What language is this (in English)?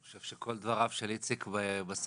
Hebrew